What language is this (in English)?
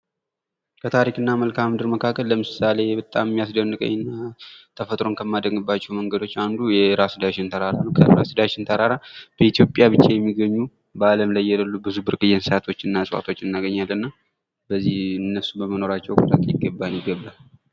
Amharic